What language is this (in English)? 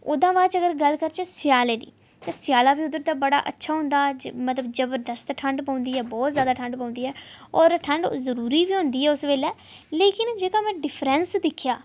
Dogri